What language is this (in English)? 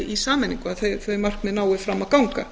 Icelandic